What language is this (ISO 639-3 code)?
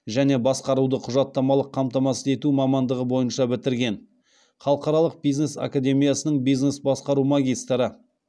kaz